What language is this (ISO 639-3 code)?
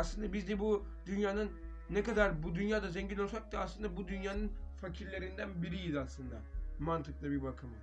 tur